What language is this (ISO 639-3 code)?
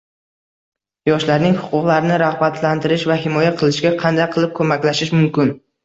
uzb